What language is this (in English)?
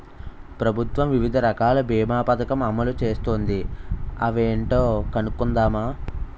Telugu